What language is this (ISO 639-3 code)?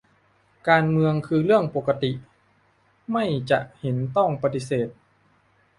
tha